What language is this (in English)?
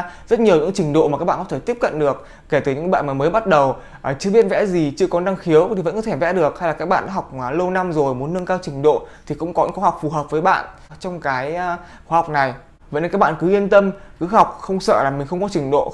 Vietnamese